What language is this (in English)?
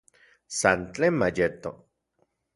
Central Puebla Nahuatl